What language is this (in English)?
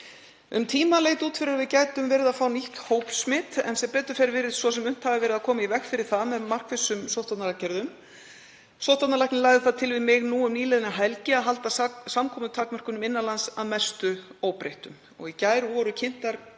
Icelandic